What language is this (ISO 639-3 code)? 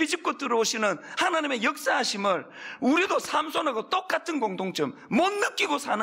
kor